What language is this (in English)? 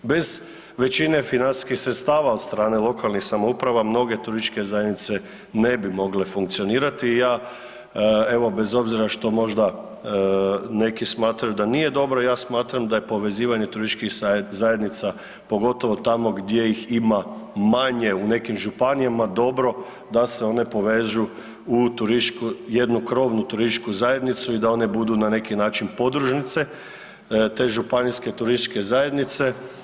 Croatian